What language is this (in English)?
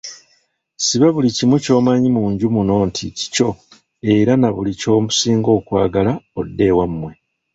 Ganda